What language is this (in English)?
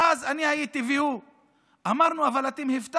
Hebrew